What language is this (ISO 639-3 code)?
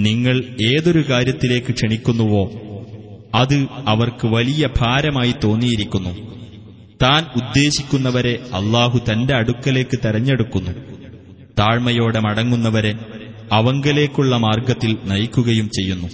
mal